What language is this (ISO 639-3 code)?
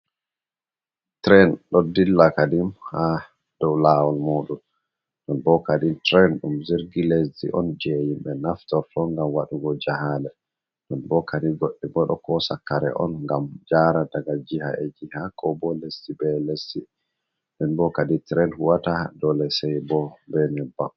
ful